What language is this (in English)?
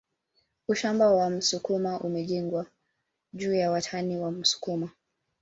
Swahili